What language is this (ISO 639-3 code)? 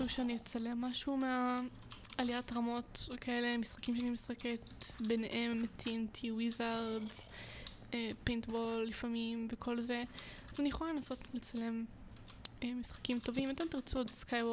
heb